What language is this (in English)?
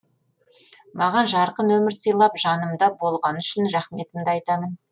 Kazakh